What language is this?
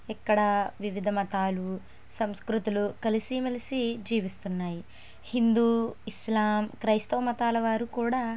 Telugu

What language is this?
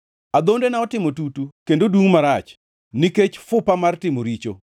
Luo (Kenya and Tanzania)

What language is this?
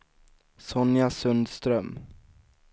Swedish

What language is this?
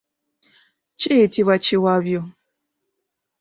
Ganda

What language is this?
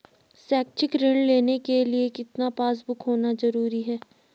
Hindi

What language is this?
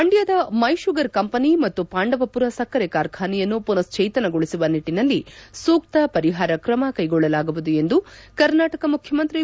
Kannada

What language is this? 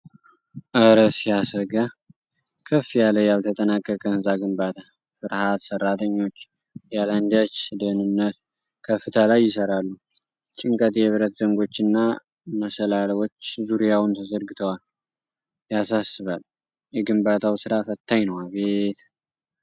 Amharic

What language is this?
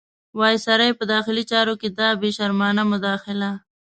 Pashto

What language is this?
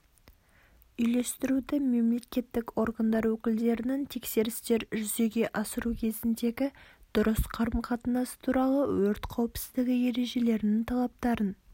Kazakh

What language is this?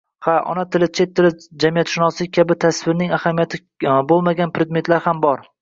Uzbek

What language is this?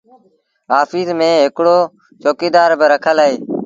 Sindhi Bhil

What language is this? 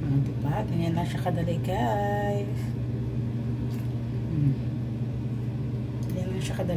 Filipino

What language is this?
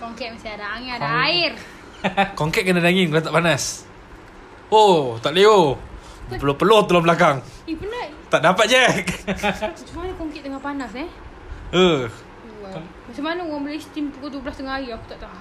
Malay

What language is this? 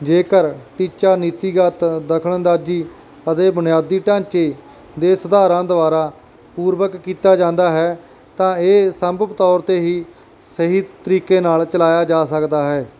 Punjabi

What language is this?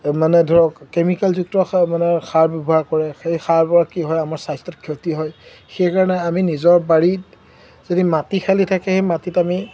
Assamese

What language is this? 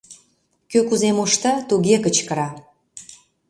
Mari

